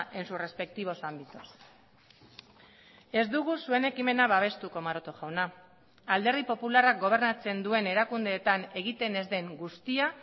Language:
Basque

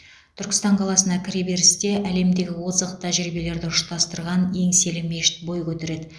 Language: Kazakh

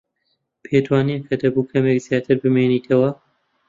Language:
Central Kurdish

